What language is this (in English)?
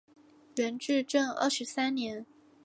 Chinese